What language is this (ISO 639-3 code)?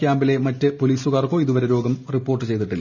mal